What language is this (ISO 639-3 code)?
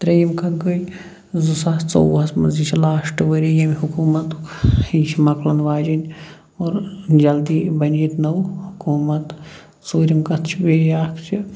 kas